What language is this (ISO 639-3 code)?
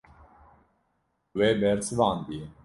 kur